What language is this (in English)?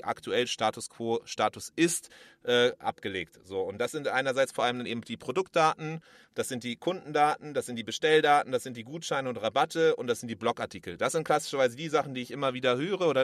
German